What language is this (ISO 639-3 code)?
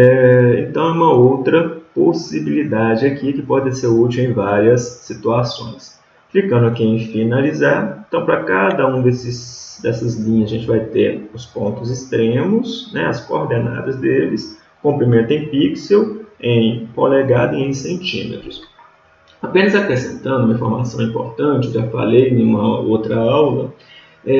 por